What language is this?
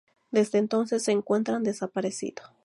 Spanish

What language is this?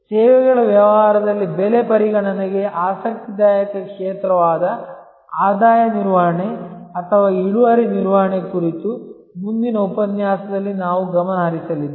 Kannada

